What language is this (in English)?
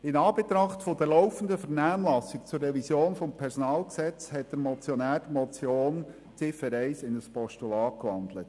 Swiss German